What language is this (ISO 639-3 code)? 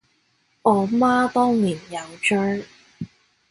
yue